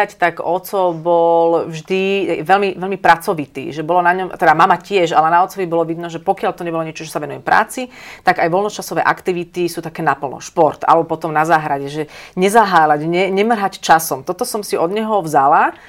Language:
Slovak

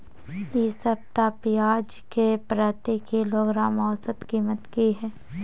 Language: Maithili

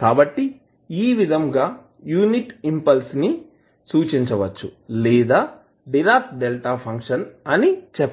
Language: Telugu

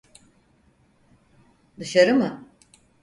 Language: Turkish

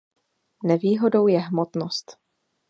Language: Czech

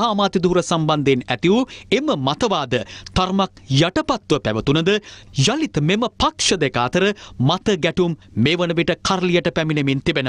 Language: Hindi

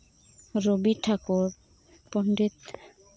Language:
Santali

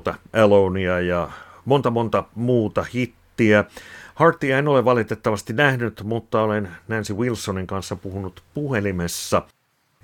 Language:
Finnish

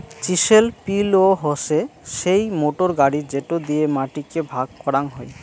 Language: Bangla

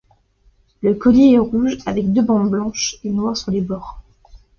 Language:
French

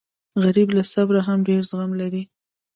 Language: Pashto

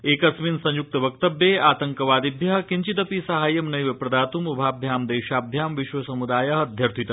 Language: Sanskrit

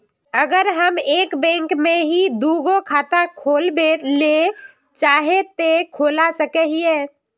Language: Magahi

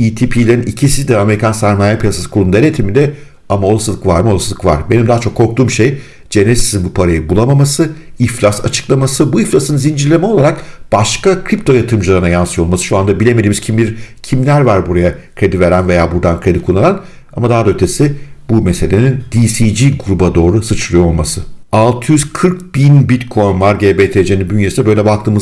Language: Turkish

